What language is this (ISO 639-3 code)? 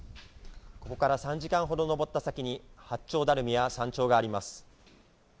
jpn